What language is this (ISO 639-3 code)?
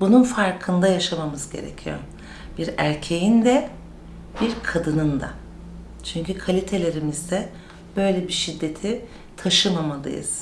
tur